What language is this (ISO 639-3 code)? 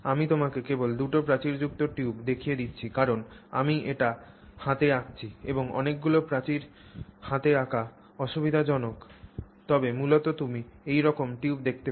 ben